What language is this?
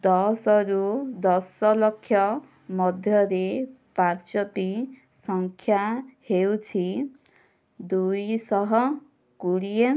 Odia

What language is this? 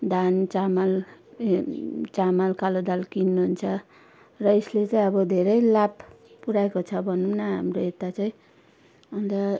Nepali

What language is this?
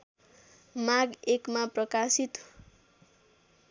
Nepali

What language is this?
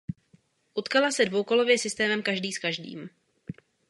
Czech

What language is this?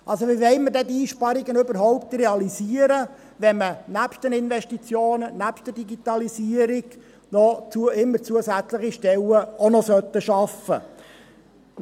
Swiss German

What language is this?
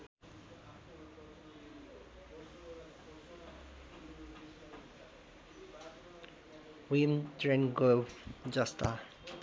Nepali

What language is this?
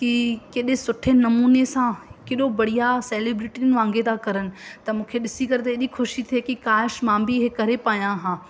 Sindhi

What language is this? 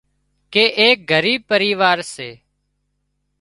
Wadiyara Koli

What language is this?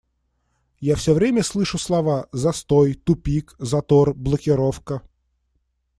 Russian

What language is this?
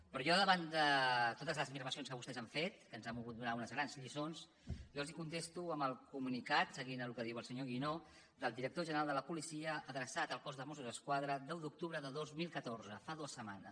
Catalan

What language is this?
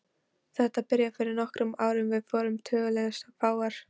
Icelandic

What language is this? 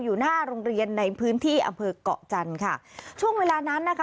Thai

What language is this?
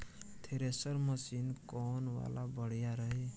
Bhojpuri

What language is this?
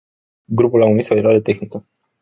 Romanian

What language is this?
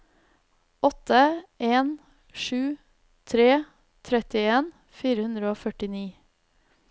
Norwegian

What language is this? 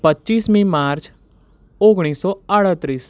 Gujarati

